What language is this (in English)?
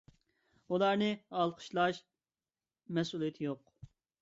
Uyghur